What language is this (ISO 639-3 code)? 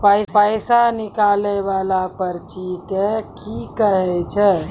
mai